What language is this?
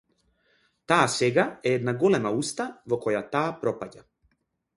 Macedonian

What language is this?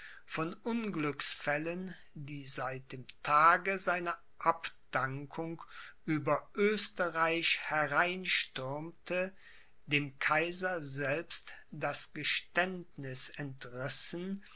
German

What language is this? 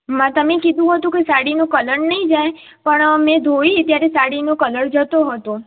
Gujarati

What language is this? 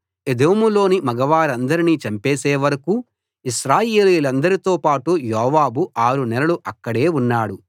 Telugu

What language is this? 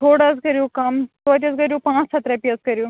Kashmiri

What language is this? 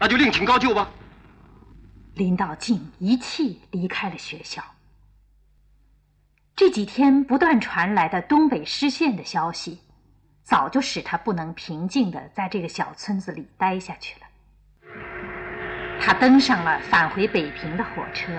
Chinese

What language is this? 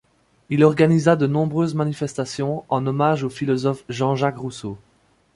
French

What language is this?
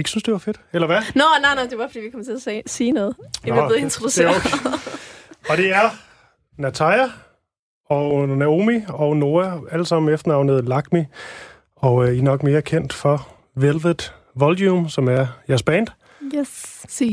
Danish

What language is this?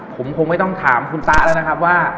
Thai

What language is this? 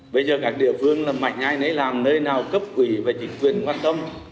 Vietnamese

